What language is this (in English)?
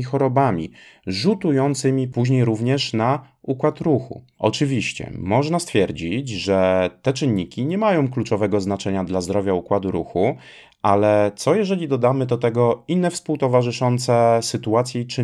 Polish